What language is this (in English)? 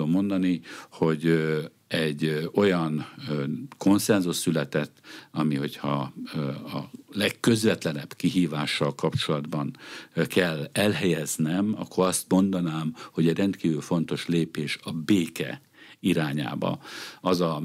Hungarian